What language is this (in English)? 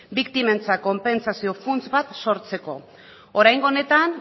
Basque